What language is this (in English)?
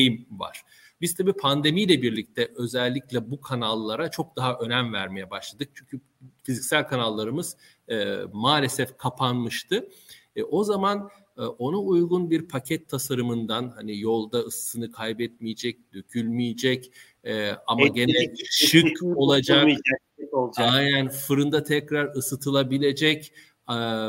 Turkish